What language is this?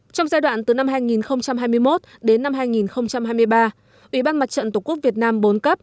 Vietnamese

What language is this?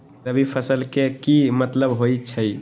Magahi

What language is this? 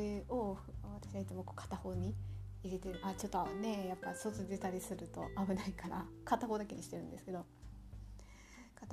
Japanese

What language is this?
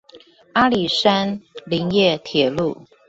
Chinese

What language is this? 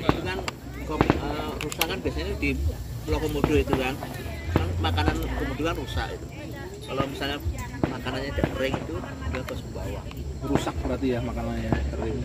Indonesian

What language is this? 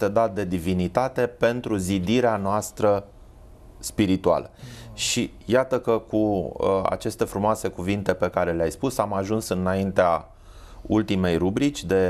Romanian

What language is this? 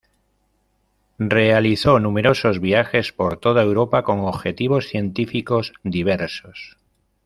Spanish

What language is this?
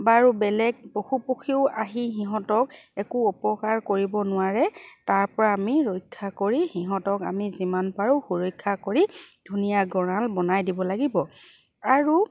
Assamese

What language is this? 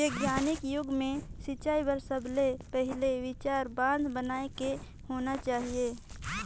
Chhattisgarhi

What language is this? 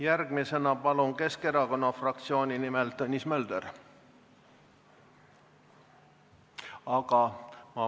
Estonian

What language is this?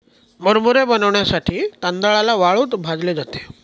Marathi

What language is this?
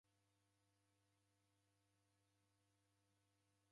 Taita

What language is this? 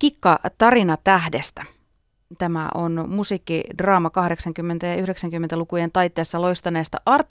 Finnish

